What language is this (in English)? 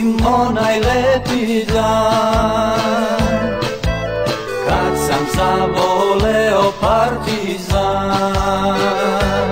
Ukrainian